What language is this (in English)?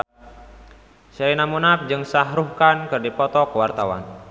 Sundanese